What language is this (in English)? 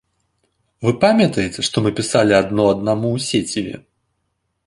Belarusian